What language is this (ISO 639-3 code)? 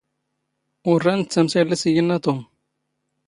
zgh